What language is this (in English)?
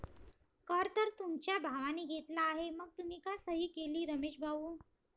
Marathi